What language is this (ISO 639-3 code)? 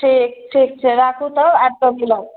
mai